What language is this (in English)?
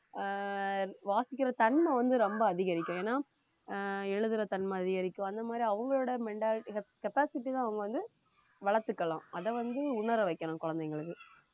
Tamil